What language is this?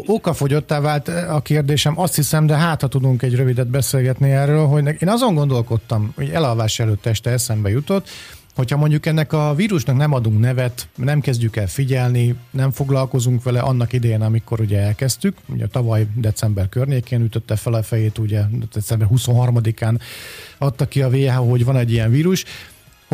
Hungarian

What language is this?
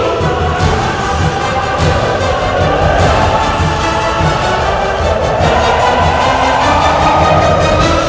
Indonesian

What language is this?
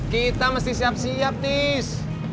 Indonesian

